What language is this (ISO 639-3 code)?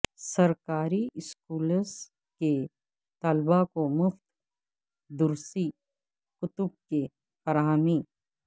urd